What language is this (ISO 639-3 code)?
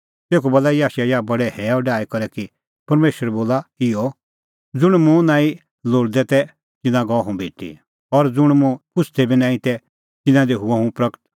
kfx